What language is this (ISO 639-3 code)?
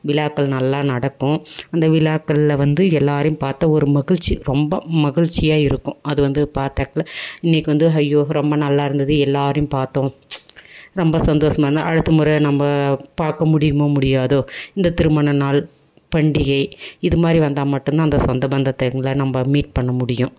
tam